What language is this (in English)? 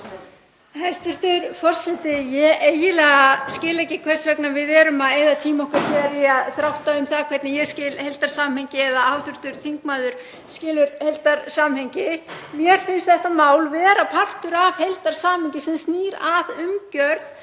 Icelandic